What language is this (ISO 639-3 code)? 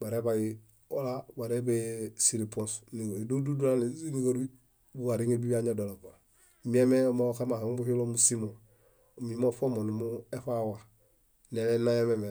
bda